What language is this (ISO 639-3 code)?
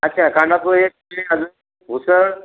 mar